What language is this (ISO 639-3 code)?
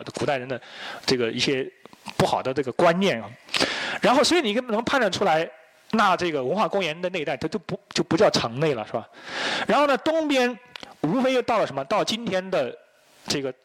zho